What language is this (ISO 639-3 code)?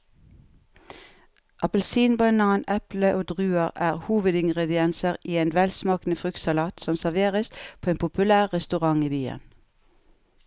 nor